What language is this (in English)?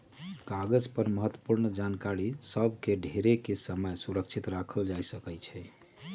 Magahi